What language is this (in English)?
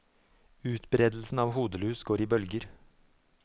Norwegian